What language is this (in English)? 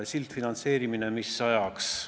Estonian